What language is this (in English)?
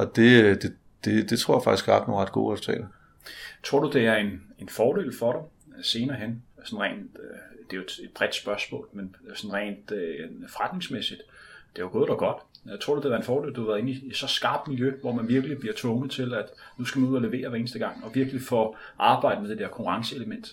Danish